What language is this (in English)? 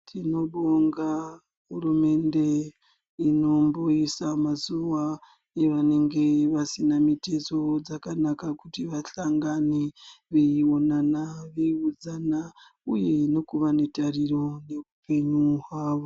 Ndau